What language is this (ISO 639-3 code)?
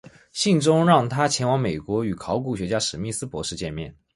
zho